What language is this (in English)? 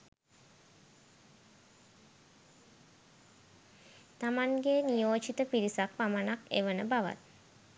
Sinhala